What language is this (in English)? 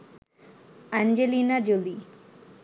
Bangla